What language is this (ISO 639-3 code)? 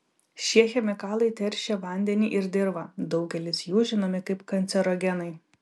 lit